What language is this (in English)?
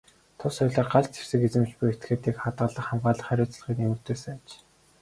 Mongolian